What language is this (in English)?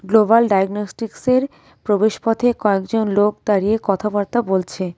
Bangla